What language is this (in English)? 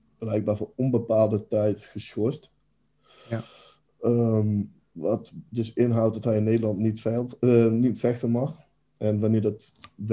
Dutch